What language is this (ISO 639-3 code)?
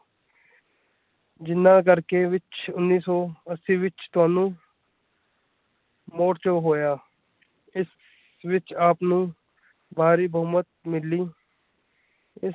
pan